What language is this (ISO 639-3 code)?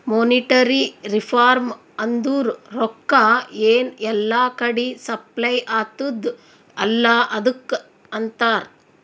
kan